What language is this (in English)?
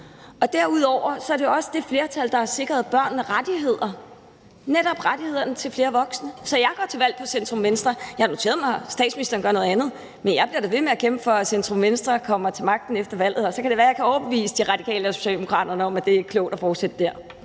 Danish